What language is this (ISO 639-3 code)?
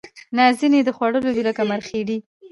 pus